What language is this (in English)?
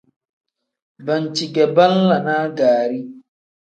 Tem